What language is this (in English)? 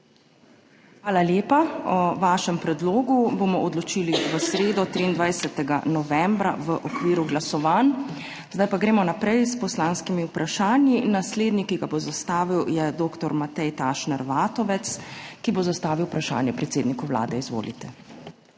Slovenian